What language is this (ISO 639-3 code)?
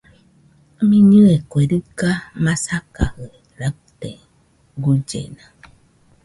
hux